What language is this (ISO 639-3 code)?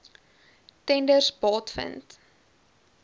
afr